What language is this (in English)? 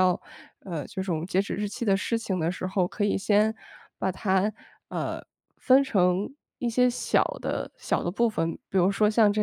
Chinese